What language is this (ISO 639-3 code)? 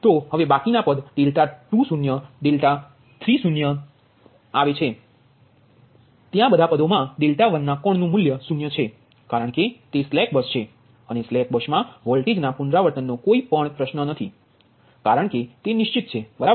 guj